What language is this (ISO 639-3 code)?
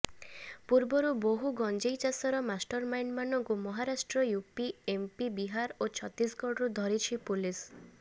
ori